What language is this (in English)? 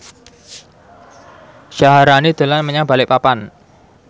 Javanese